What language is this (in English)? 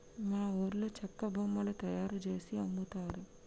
Telugu